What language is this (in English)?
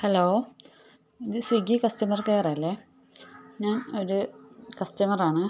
Malayalam